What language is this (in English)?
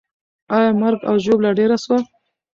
Pashto